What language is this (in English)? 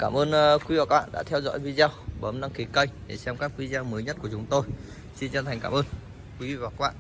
Vietnamese